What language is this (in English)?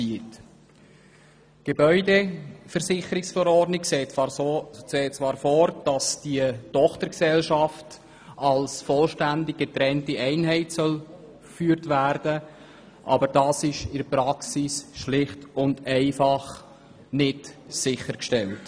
Swiss German